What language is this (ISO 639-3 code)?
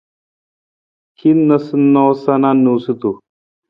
nmz